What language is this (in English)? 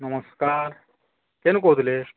Odia